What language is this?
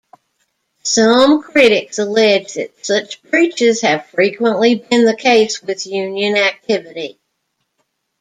English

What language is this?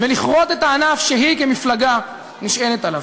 Hebrew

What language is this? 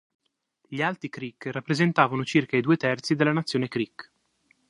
Italian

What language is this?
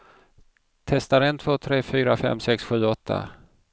Swedish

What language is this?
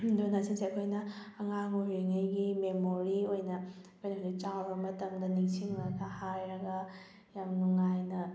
Manipuri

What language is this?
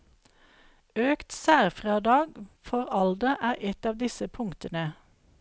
Norwegian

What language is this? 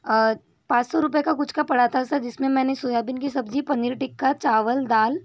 Hindi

